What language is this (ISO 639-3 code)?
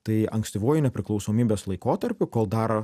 lit